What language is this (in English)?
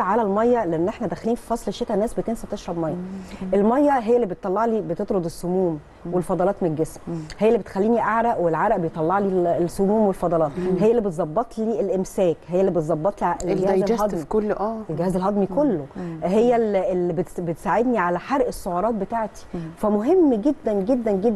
Arabic